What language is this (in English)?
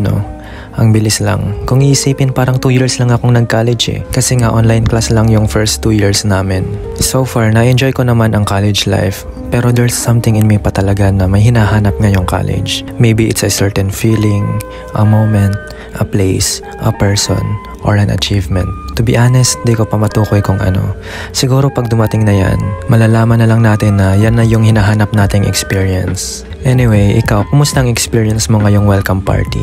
Filipino